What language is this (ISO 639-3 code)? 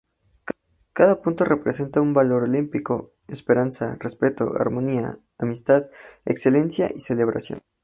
spa